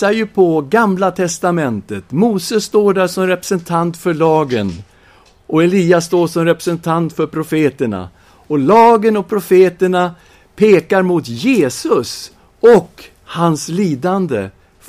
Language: Swedish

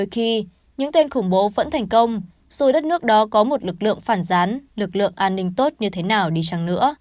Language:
Vietnamese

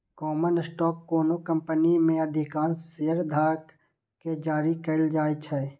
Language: Maithili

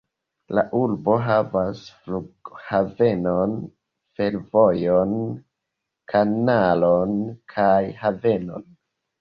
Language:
Esperanto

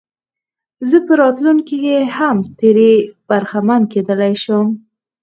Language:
Pashto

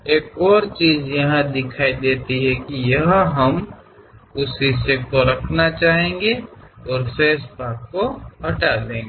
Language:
Kannada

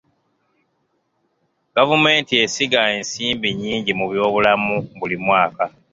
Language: Ganda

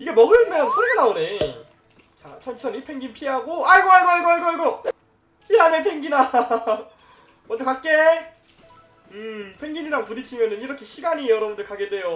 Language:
Korean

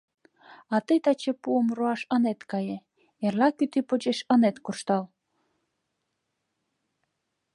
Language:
Mari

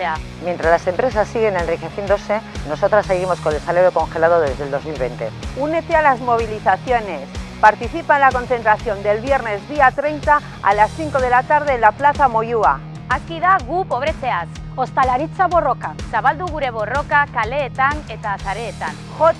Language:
Spanish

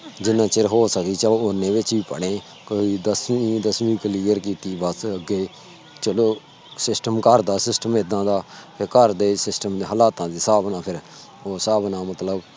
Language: Punjabi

